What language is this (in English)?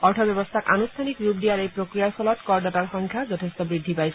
Assamese